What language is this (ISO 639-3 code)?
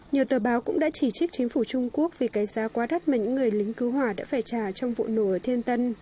vie